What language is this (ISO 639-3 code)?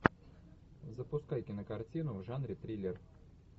rus